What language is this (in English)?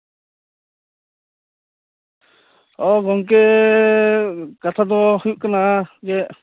Santali